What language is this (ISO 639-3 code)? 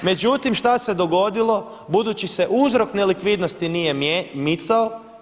hrv